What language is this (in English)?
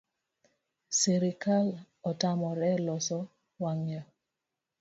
Luo (Kenya and Tanzania)